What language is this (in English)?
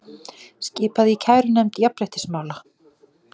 Icelandic